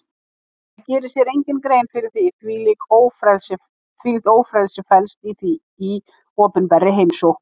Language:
Icelandic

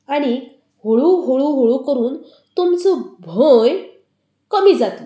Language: Konkani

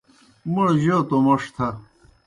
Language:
Kohistani Shina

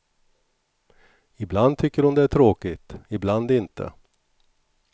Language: Swedish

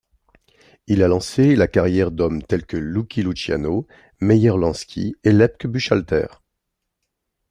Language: French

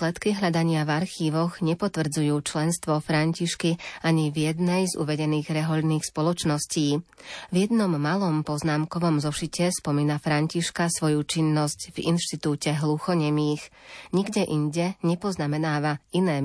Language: Slovak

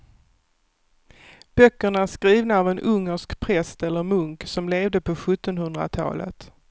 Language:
Swedish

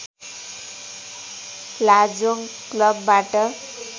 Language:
Nepali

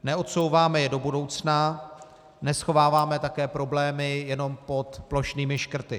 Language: Czech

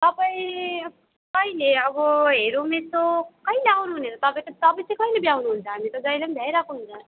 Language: Nepali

